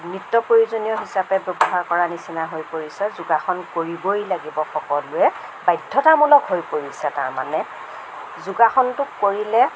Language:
Assamese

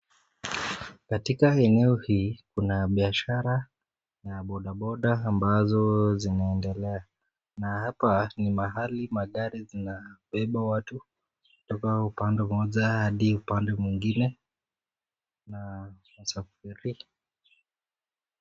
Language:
Swahili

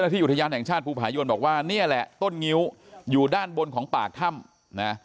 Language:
Thai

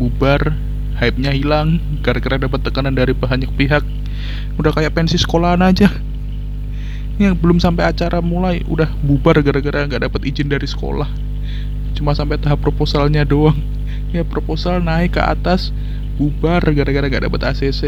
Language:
Indonesian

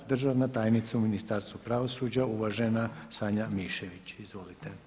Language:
Croatian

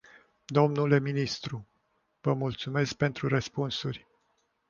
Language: Romanian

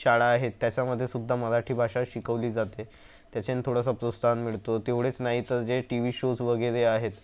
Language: Marathi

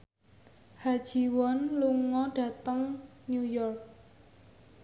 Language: Javanese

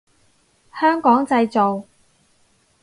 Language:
Cantonese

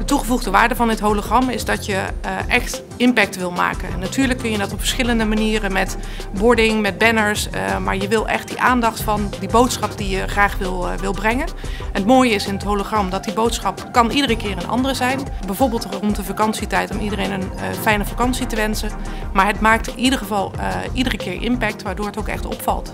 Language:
Dutch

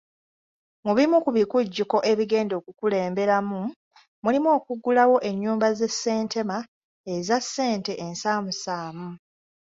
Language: Ganda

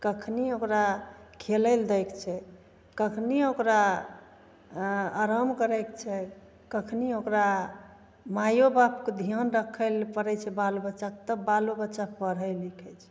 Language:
Maithili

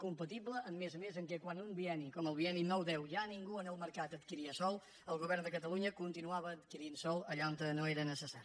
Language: Catalan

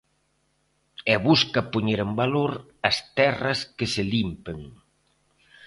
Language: Galician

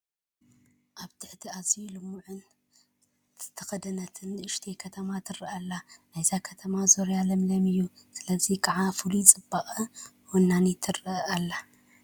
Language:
Tigrinya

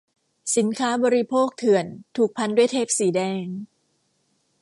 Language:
Thai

